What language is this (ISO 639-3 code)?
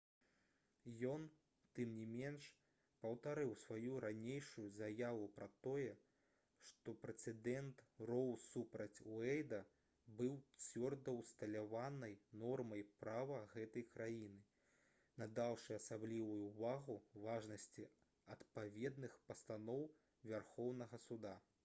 bel